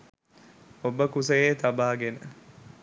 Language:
Sinhala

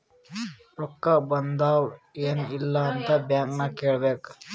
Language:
Kannada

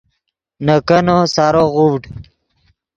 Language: Yidgha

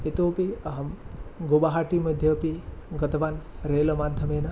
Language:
Sanskrit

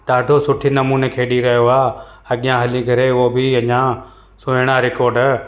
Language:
Sindhi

